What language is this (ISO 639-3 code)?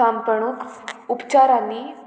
kok